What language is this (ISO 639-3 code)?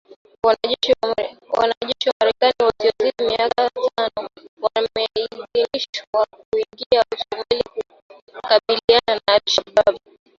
swa